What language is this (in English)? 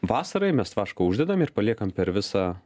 Lithuanian